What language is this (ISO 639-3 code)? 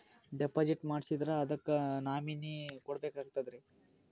kan